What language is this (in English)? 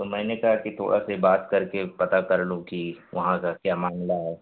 Urdu